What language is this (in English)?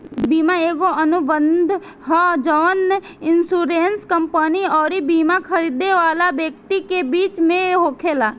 Bhojpuri